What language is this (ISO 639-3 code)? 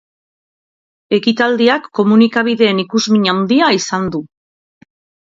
eus